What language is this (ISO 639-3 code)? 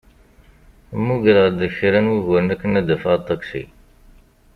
kab